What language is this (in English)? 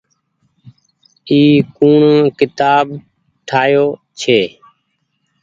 Goaria